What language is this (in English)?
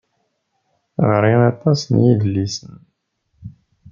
Kabyle